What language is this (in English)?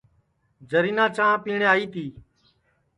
Sansi